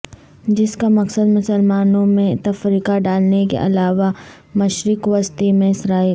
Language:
Urdu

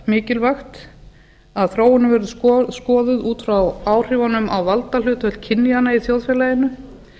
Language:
Icelandic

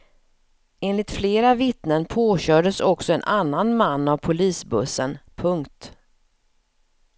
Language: Swedish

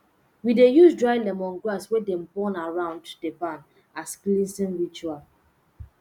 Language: Nigerian Pidgin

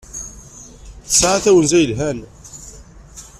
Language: Kabyle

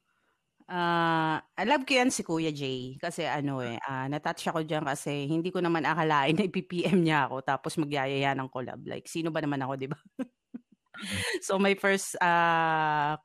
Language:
Filipino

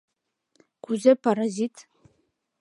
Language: Mari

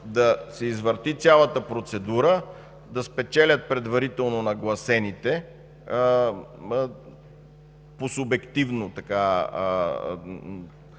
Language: Bulgarian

